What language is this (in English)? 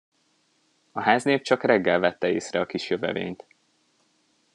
Hungarian